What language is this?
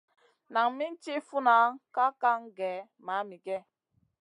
Masana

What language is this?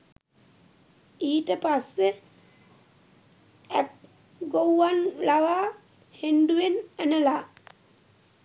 Sinhala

